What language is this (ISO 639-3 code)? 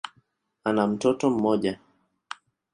swa